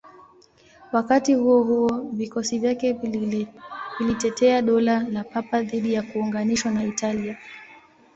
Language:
Swahili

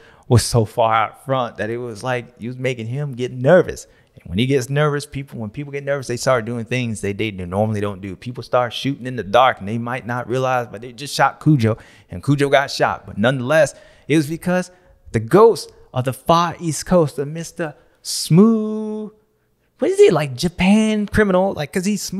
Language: English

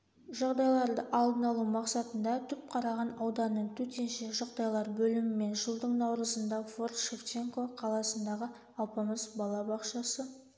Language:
Kazakh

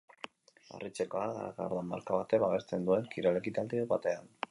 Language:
Basque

